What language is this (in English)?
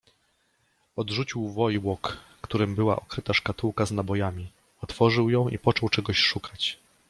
Polish